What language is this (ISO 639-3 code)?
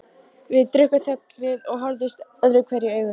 isl